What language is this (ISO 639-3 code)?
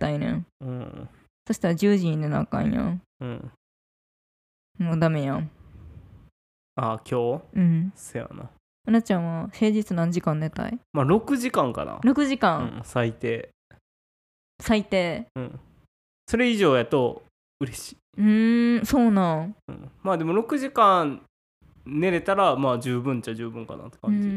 jpn